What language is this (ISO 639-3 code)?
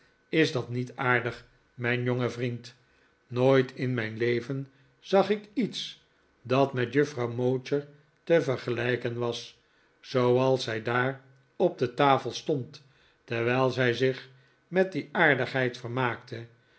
nld